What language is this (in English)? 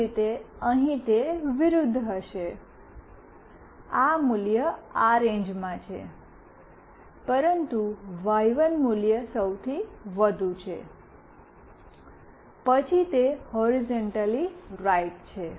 Gujarati